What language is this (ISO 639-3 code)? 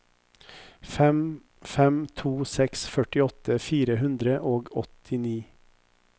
nor